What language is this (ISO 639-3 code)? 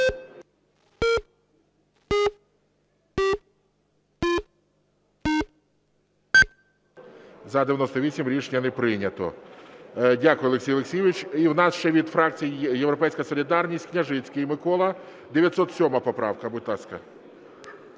ukr